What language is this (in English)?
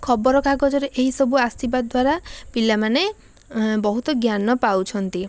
Odia